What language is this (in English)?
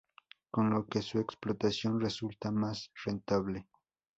Spanish